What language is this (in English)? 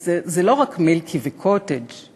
Hebrew